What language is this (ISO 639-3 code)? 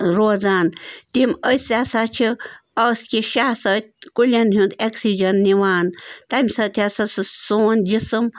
kas